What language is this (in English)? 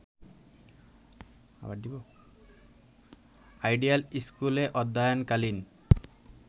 Bangla